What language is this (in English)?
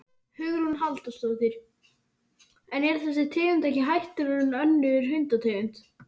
Icelandic